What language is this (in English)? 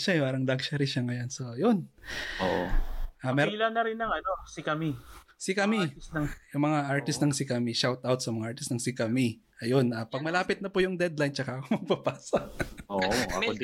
Filipino